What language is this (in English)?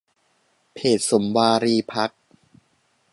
Thai